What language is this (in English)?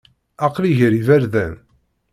Kabyle